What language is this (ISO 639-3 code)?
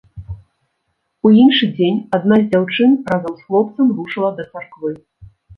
bel